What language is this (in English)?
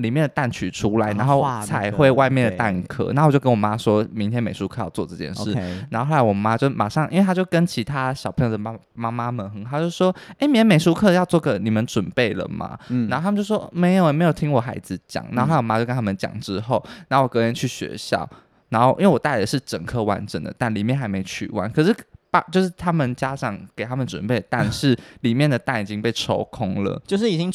Chinese